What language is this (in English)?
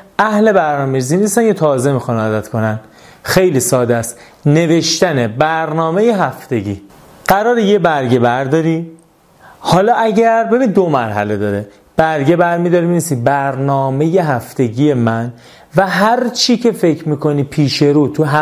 Persian